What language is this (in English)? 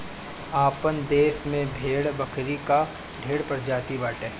Bhojpuri